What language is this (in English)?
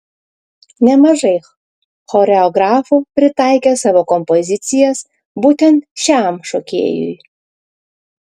Lithuanian